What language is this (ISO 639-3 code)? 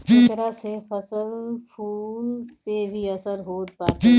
bho